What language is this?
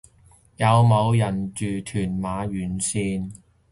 Cantonese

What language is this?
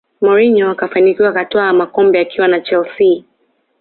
Swahili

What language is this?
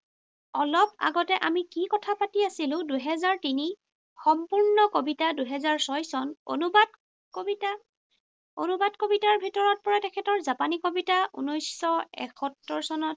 Assamese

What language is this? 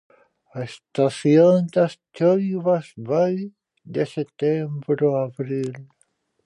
Galician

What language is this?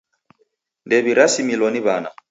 Taita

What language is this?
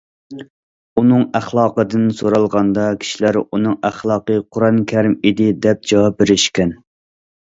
Uyghur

